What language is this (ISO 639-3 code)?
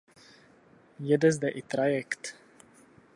ces